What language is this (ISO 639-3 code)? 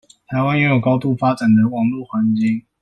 zho